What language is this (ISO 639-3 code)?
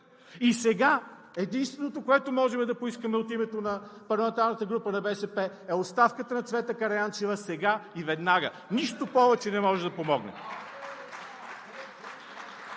bul